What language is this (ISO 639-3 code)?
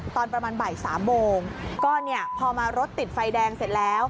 tha